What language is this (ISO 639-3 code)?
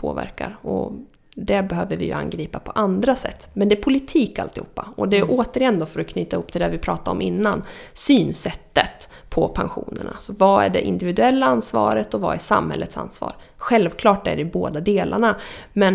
swe